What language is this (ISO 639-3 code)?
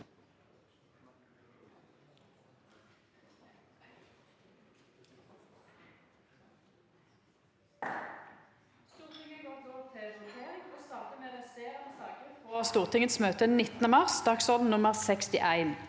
nor